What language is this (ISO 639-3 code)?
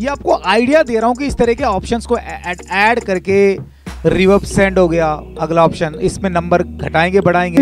hin